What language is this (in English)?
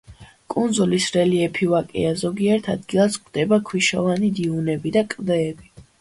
Georgian